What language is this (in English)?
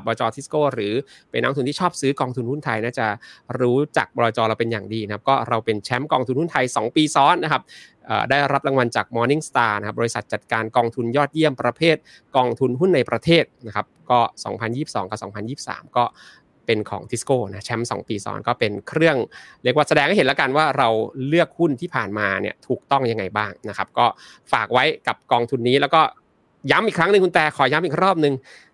Thai